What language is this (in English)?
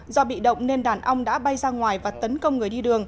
Vietnamese